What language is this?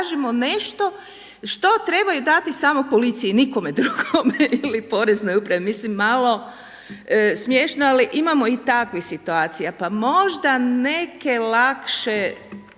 Croatian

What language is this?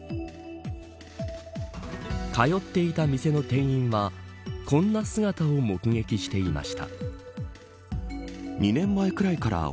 Japanese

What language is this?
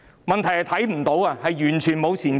Cantonese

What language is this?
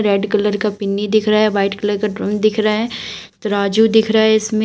Hindi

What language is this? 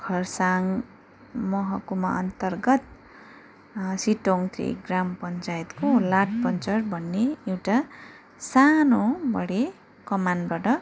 Nepali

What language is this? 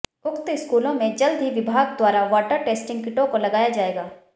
Hindi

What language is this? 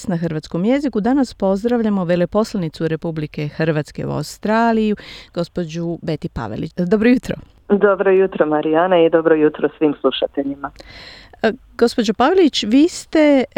Croatian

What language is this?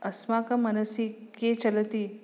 Sanskrit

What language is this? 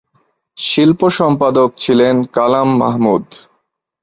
Bangla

